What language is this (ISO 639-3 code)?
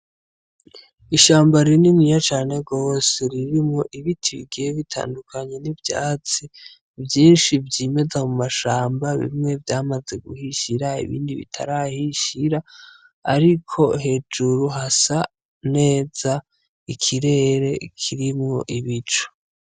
run